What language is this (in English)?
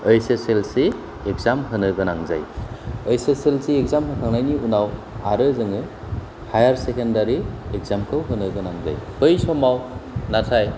Bodo